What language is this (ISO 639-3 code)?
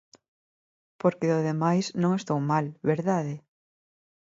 glg